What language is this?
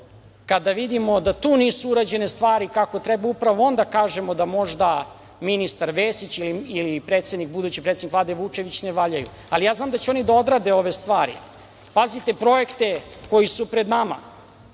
Serbian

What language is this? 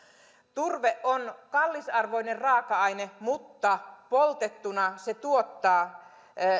Finnish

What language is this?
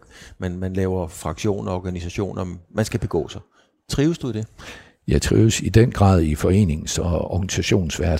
Danish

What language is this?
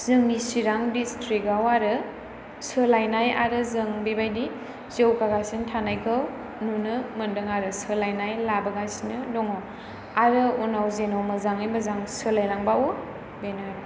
Bodo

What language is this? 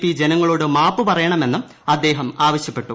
Malayalam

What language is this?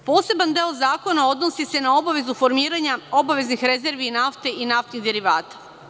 Serbian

